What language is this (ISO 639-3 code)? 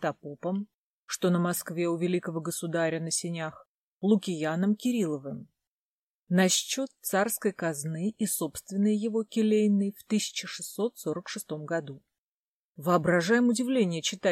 rus